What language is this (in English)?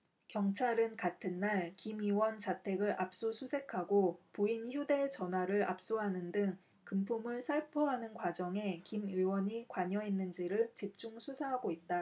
Korean